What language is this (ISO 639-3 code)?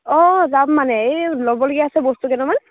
asm